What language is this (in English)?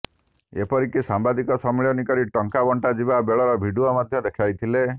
Odia